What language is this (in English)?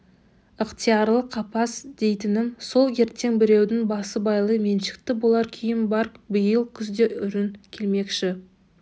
Kazakh